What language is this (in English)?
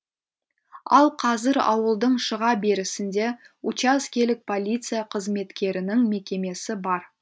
Kazakh